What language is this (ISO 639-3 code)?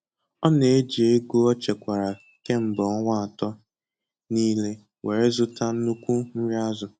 ibo